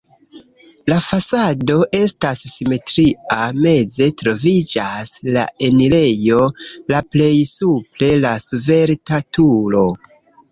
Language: Esperanto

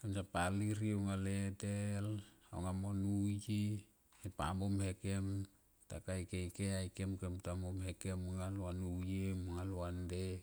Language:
Tomoip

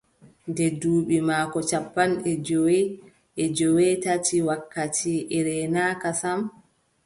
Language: Adamawa Fulfulde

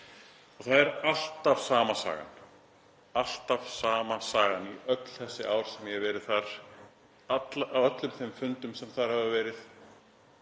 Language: Icelandic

